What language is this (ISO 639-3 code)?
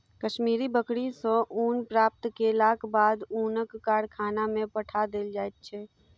mai